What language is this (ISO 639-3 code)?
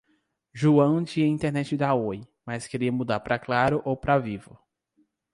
por